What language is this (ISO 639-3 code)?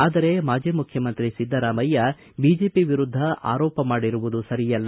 kan